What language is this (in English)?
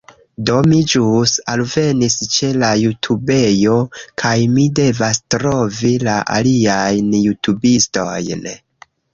Esperanto